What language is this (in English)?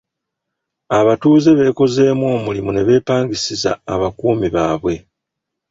Ganda